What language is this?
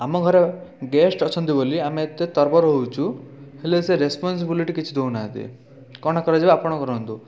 Odia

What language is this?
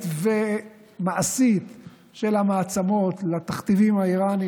Hebrew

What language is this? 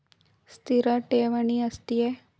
Kannada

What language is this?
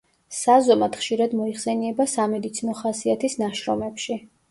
Georgian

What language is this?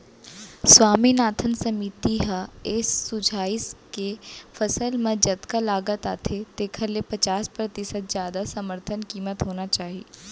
Chhattisgarhi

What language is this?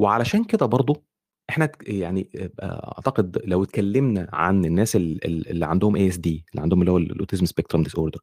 Arabic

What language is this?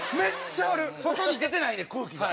Japanese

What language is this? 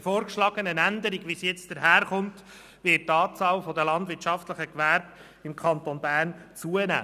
Swiss German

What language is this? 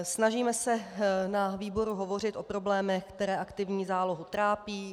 Czech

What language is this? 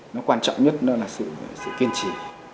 Vietnamese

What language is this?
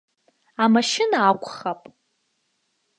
Abkhazian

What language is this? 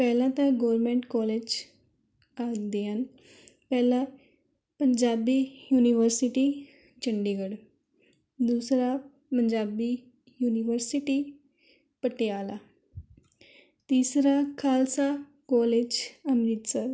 Punjabi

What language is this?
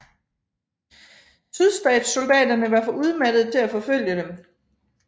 Danish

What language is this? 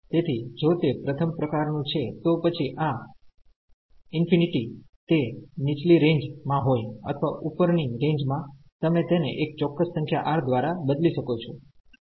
Gujarati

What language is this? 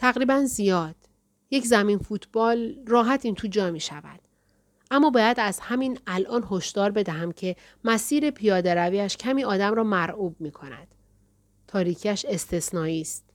Persian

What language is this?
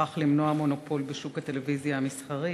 Hebrew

